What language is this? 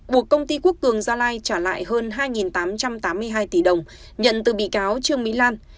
Vietnamese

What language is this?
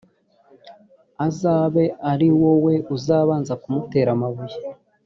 Kinyarwanda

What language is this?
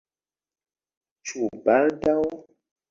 Esperanto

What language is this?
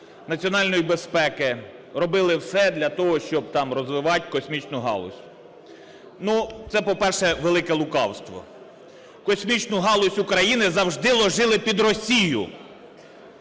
Ukrainian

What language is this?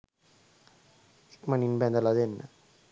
Sinhala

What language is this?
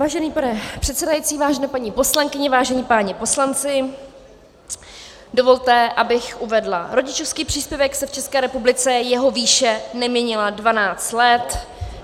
Czech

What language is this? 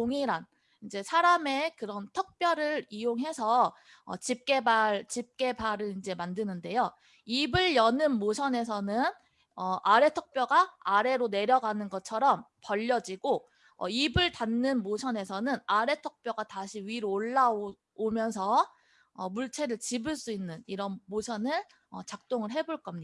Korean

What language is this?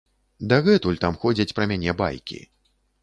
Belarusian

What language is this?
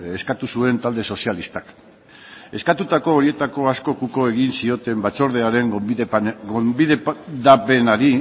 Basque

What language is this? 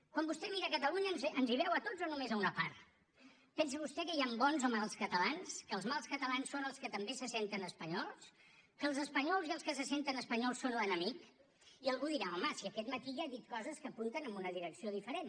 Catalan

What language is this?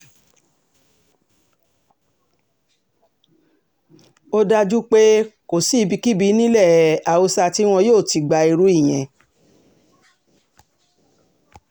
Yoruba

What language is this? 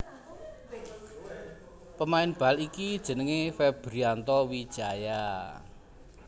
Javanese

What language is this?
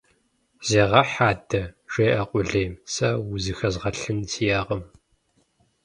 Kabardian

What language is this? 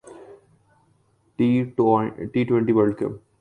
Urdu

